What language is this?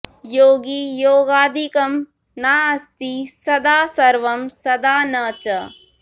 Sanskrit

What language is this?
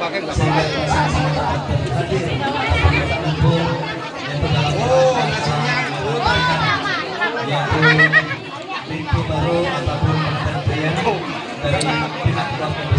Indonesian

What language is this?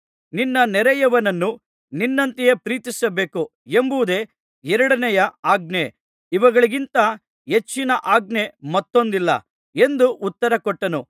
Kannada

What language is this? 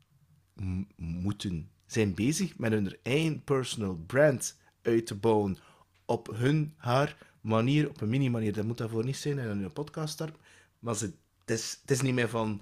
Dutch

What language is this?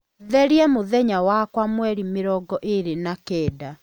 Kikuyu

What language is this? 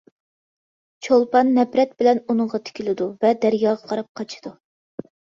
Uyghur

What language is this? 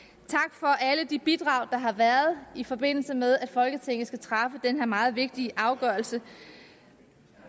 Danish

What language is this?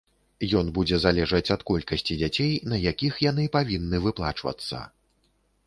Belarusian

